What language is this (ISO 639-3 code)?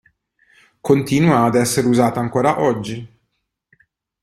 ita